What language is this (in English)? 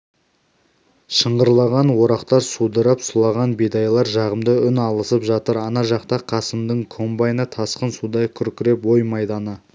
Kazakh